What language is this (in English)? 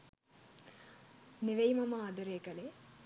Sinhala